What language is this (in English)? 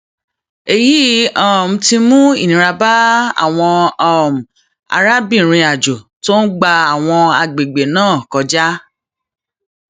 Yoruba